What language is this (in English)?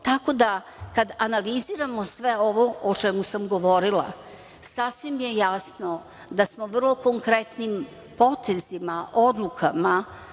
Serbian